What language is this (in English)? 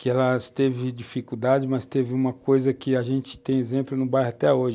Portuguese